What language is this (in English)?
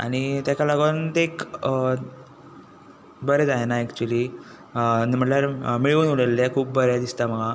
Konkani